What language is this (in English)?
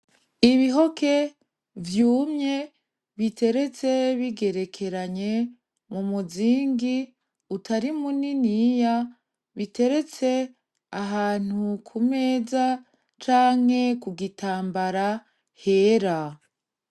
Rundi